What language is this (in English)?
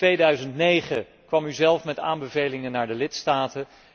Dutch